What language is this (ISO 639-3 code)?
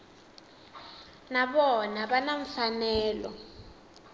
tso